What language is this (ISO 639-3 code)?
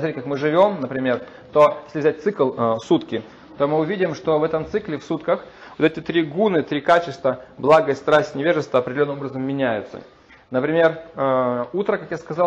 rus